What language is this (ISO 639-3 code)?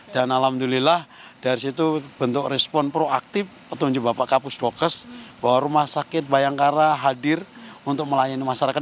ind